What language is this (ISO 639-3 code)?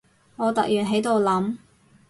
yue